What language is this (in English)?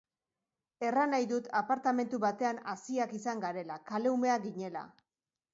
Basque